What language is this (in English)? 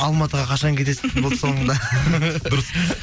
Kazakh